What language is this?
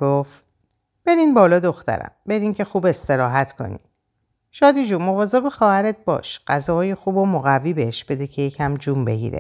Persian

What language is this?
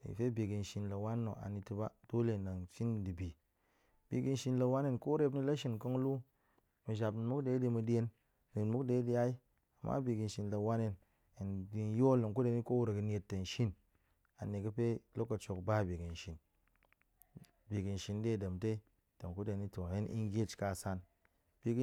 Goemai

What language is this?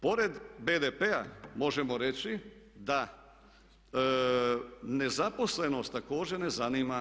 Croatian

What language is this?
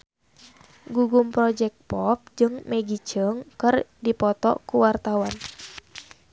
Sundanese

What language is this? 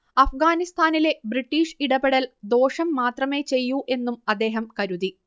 Malayalam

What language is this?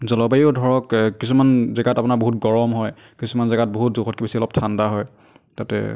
Assamese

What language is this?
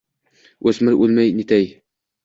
Uzbek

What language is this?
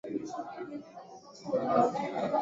Swahili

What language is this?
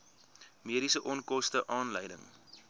Afrikaans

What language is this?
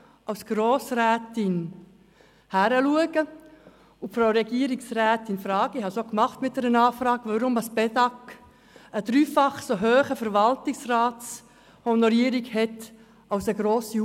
Swiss German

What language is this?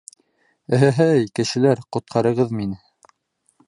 Bashkir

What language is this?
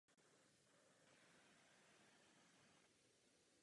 Czech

